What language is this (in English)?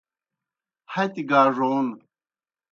Kohistani Shina